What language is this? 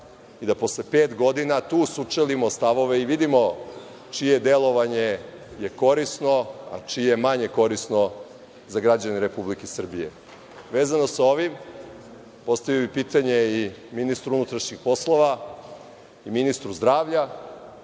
Serbian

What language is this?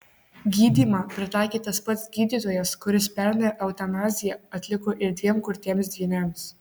Lithuanian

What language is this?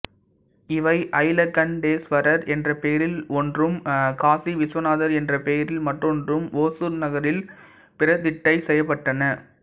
Tamil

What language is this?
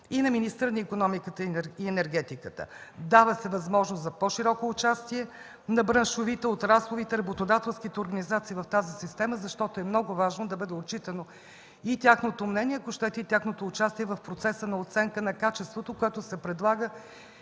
Bulgarian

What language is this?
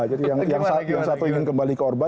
Indonesian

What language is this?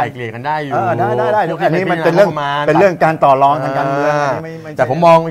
Thai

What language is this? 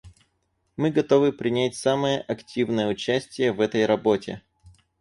Russian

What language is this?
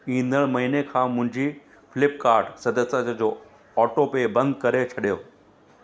Sindhi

